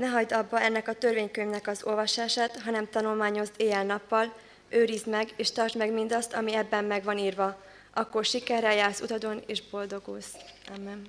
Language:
Hungarian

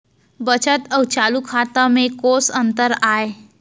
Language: Chhattisgarhi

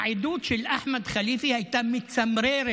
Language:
Hebrew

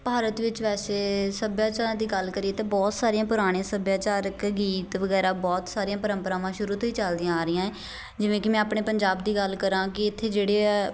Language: Punjabi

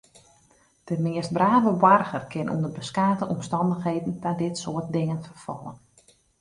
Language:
Western Frisian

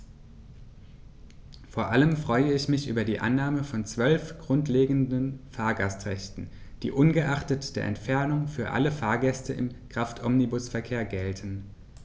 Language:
German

